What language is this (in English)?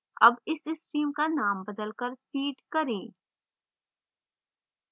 Hindi